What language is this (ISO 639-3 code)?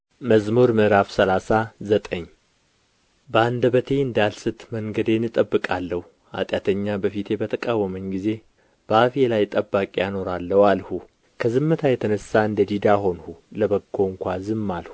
amh